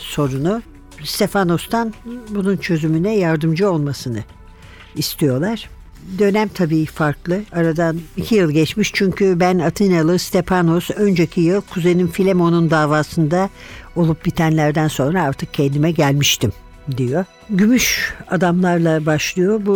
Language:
Turkish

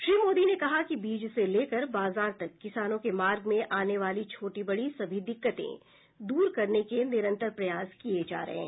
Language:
Hindi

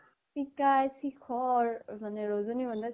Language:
Assamese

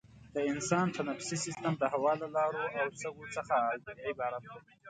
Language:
Pashto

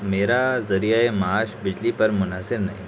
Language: Urdu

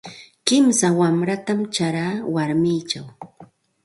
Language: Santa Ana de Tusi Pasco Quechua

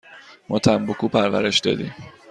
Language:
Persian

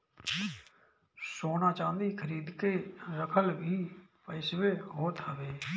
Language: Bhojpuri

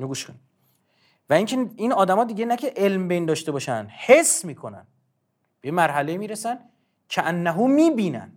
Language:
Persian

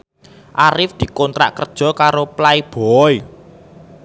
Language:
Javanese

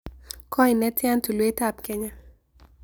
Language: Kalenjin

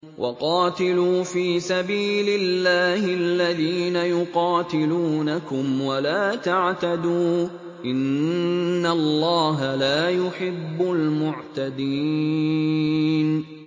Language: Arabic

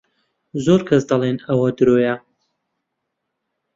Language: Central Kurdish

